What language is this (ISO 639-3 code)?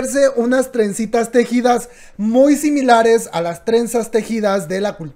spa